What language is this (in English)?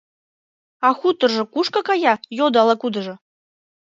Mari